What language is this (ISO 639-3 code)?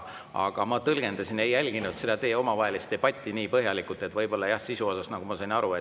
est